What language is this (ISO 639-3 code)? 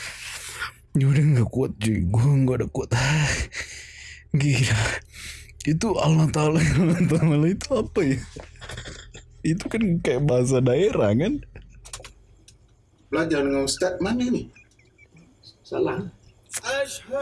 ind